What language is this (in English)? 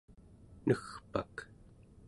Central Yupik